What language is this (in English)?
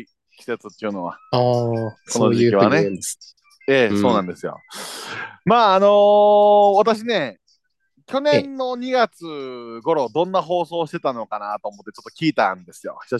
Japanese